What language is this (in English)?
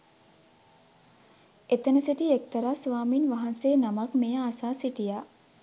Sinhala